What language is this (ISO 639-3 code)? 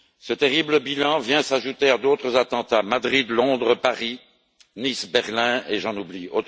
fra